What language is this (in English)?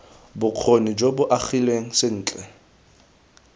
Tswana